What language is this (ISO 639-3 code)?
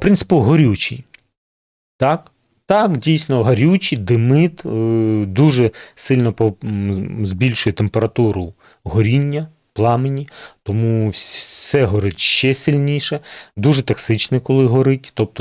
ukr